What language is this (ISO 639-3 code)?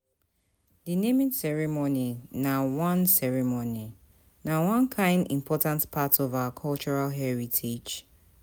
pcm